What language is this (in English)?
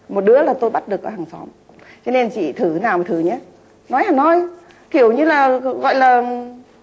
Vietnamese